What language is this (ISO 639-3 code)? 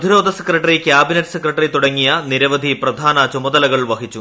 mal